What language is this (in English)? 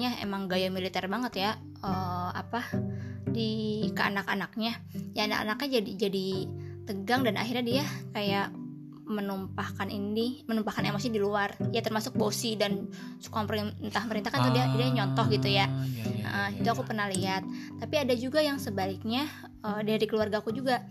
Indonesian